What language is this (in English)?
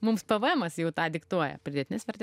Lithuanian